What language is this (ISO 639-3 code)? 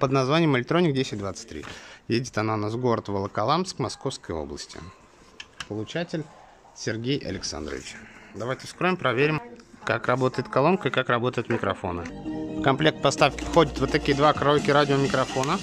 rus